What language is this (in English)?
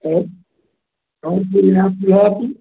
Hindi